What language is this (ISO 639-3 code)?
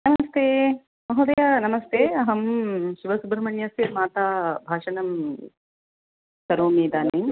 san